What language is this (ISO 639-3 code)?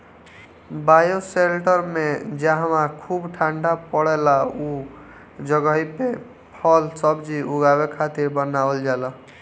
bho